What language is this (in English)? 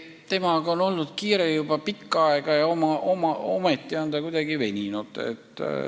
Estonian